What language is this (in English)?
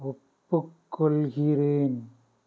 Tamil